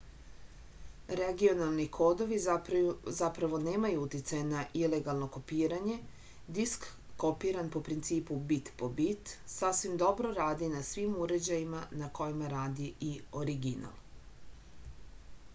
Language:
Serbian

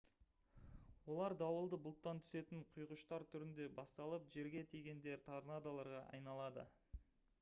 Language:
Kazakh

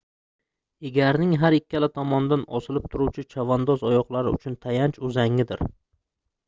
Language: Uzbek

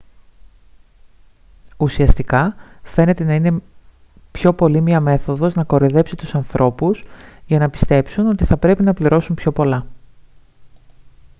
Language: Greek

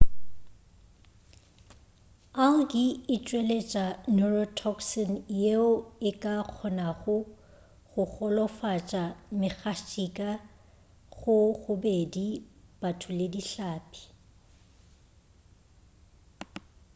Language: Northern Sotho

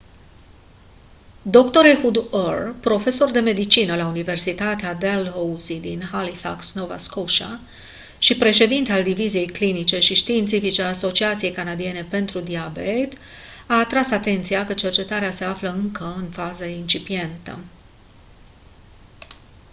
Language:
Romanian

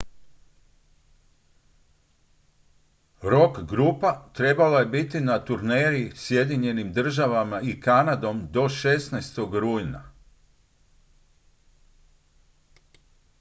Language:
Croatian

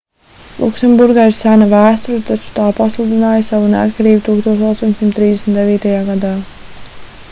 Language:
Latvian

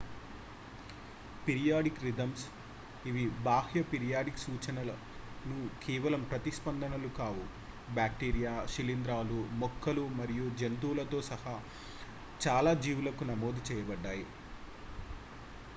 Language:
Telugu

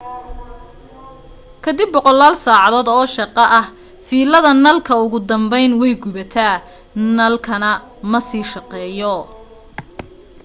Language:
Somali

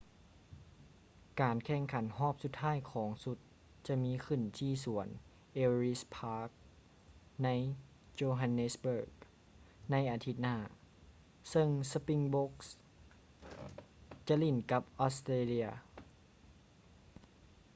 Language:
Lao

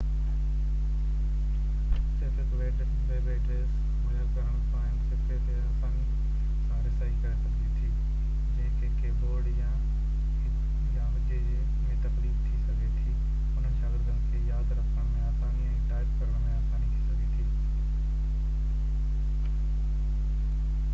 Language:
Sindhi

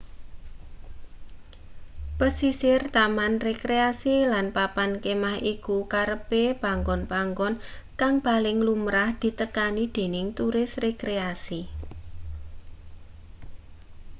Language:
Javanese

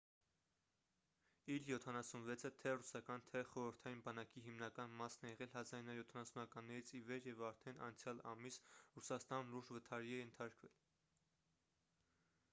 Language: Armenian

